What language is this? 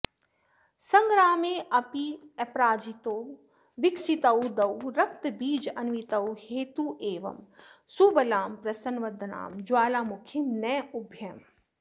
Sanskrit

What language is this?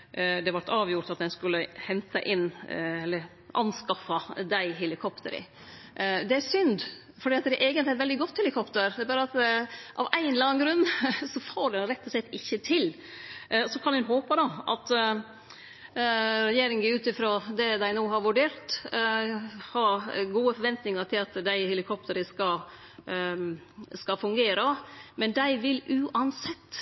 Norwegian Nynorsk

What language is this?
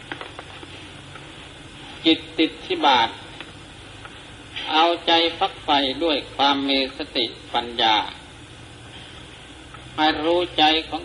Thai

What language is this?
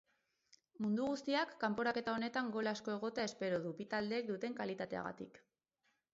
Basque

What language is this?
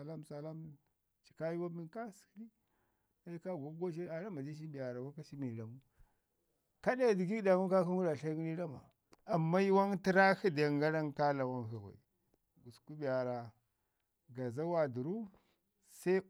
Ngizim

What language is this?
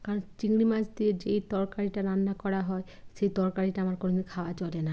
Bangla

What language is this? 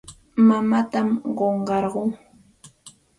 Santa Ana de Tusi Pasco Quechua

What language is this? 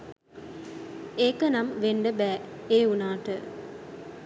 Sinhala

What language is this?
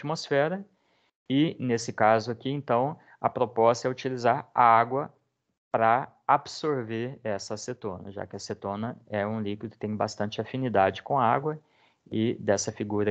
Portuguese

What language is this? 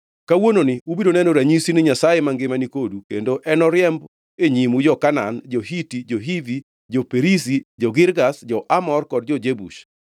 Luo (Kenya and Tanzania)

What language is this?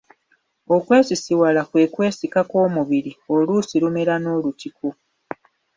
Ganda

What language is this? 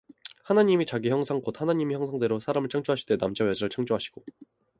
Korean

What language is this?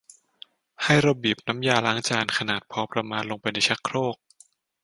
Thai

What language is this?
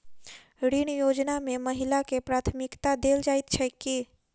Maithili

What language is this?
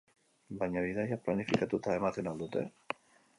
Basque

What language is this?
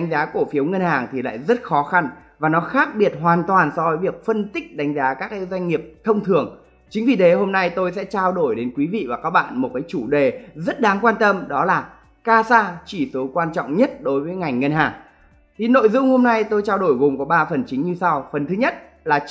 Vietnamese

